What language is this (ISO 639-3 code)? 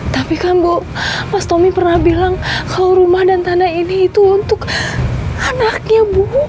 ind